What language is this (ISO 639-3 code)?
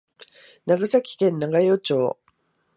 jpn